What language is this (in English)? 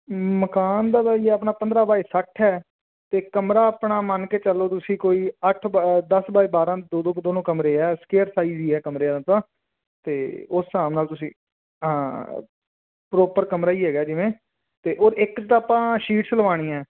Punjabi